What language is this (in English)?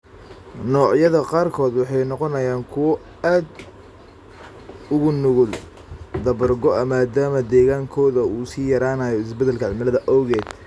Somali